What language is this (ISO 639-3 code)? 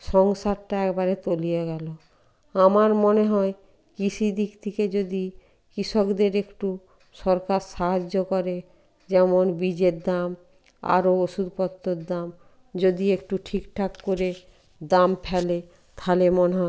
ben